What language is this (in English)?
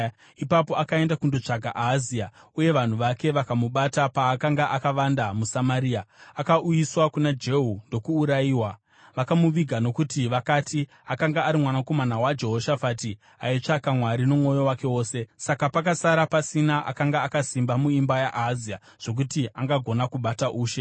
Shona